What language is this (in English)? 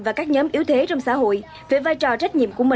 Vietnamese